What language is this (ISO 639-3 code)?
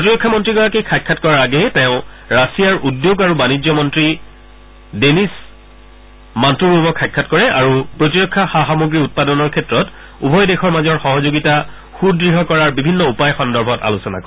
asm